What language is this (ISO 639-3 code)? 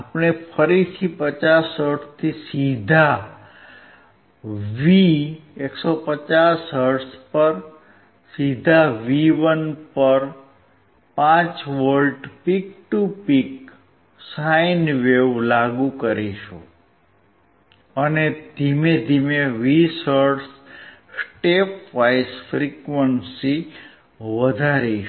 guj